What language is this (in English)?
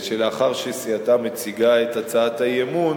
Hebrew